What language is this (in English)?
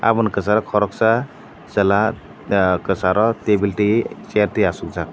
Kok Borok